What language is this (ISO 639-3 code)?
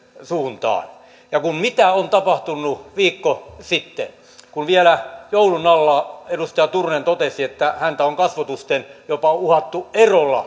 fin